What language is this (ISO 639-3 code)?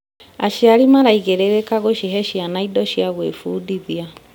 kik